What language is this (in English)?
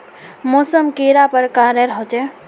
Magahi